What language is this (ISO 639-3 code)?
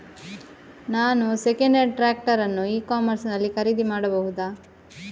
kan